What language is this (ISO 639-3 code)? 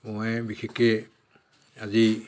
asm